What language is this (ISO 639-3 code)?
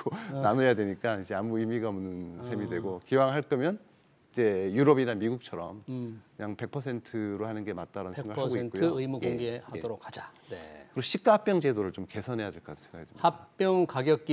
kor